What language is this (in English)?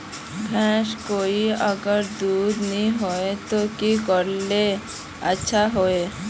Magahi